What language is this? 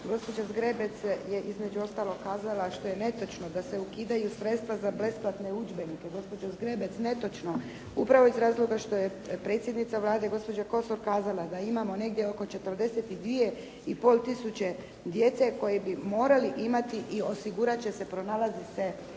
Croatian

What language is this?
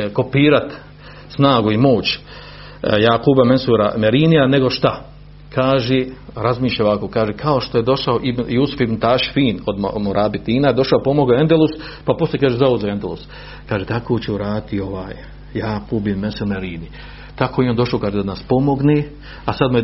Croatian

